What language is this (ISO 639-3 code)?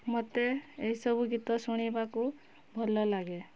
ori